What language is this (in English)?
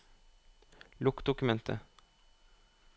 Norwegian